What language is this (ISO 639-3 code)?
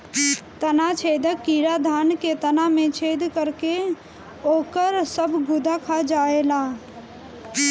bho